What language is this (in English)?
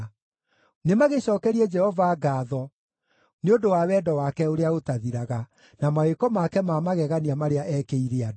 Kikuyu